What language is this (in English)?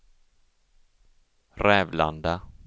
Swedish